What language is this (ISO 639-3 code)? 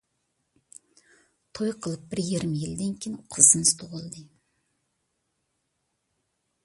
uig